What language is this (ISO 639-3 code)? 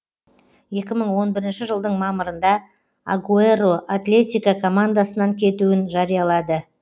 kaz